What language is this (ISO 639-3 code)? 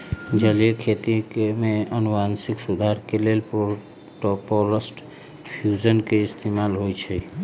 mag